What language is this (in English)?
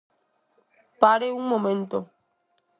Galician